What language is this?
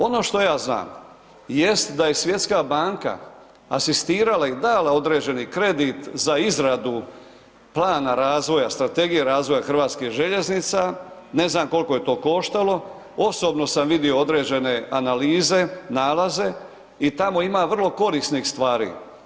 Croatian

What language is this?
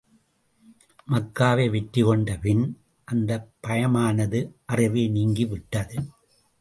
Tamil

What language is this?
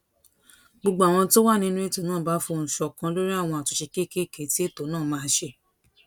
Yoruba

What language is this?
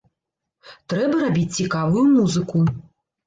Belarusian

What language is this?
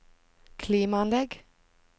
Norwegian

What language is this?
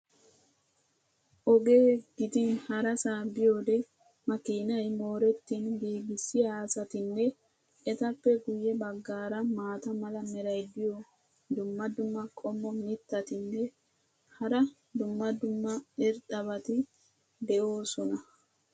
Wolaytta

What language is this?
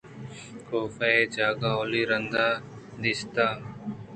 Eastern Balochi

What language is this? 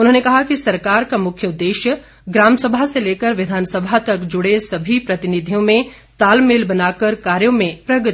Hindi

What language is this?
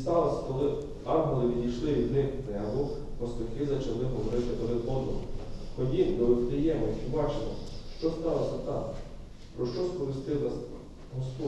Ukrainian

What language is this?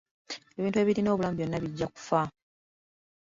Ganda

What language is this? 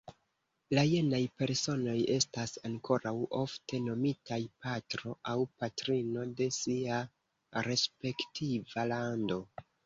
Esperanto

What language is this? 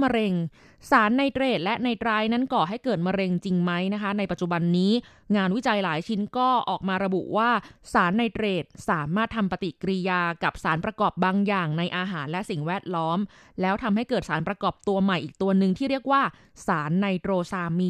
Thai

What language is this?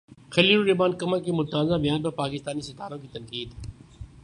Urdu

